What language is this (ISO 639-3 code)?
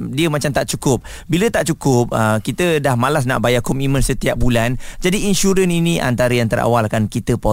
msa